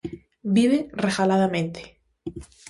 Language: Galician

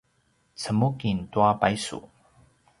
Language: Paiwan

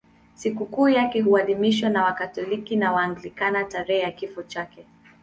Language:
Swahili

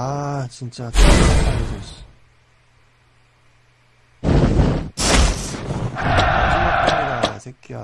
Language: Korean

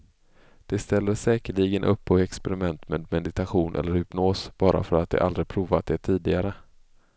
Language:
Swedish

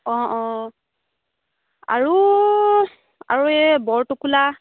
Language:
Assamese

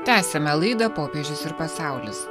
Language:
Lithuanian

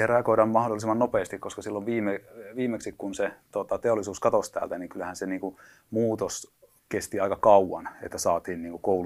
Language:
Finnish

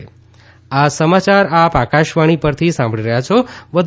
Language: Gujarati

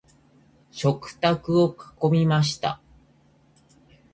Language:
Japanese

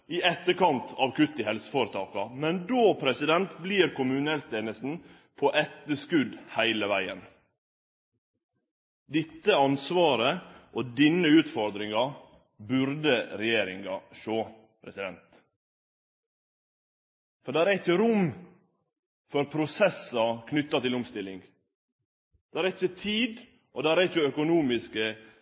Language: Norwegian Nynorsk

